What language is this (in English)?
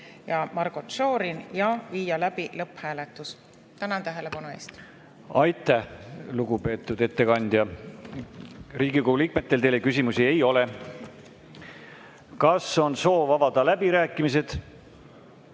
Estonian